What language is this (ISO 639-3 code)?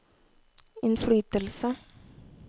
nor